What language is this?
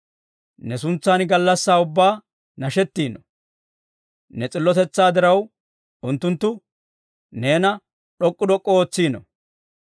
Dawro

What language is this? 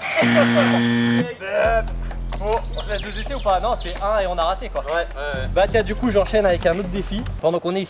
French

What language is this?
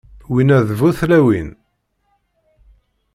Kabyle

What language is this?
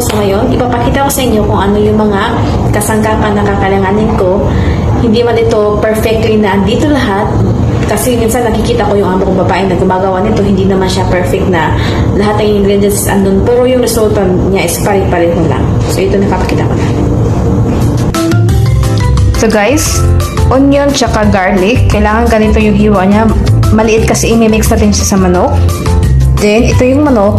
Filipino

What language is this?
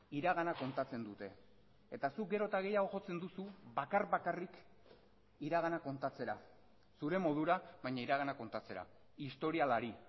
Basque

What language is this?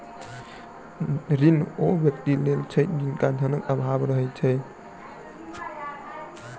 Maithili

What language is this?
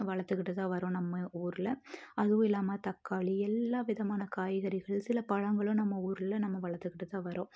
Tamil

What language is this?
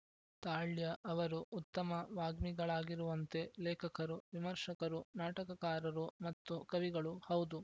Kannada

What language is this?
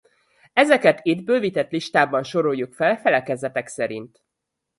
Hungarian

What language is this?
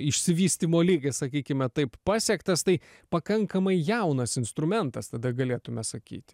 Lithuanian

